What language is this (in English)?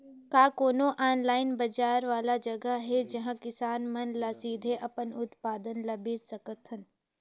Chhattisgarhi